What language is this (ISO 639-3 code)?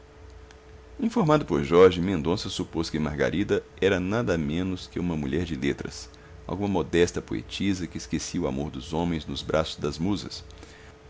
por